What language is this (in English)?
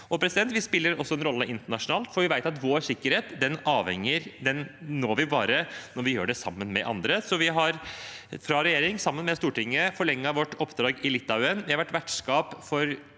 Norwegian